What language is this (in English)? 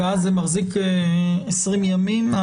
Hebrew